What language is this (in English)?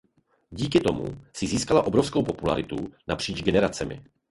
Czech